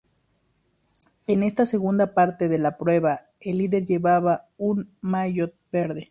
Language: Spanish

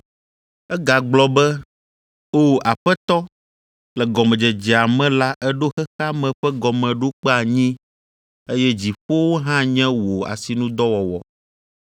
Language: Ewe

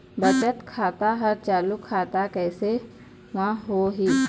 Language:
Chhattisgarhi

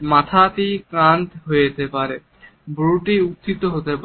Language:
Bangla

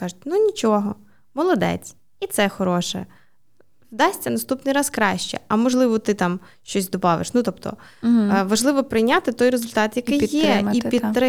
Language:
Ukrainian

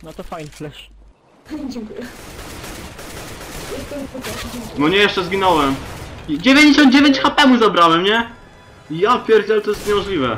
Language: Polish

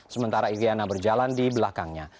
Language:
Indonesian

